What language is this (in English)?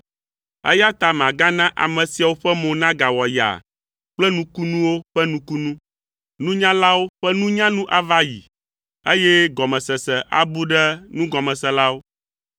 Ewe